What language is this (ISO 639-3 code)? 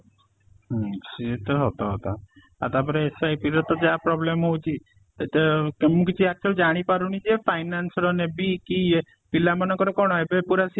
ori